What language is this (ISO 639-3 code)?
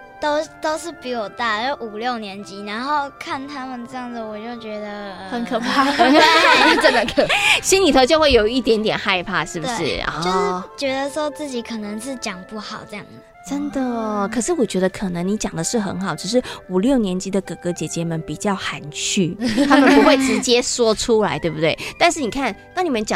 zho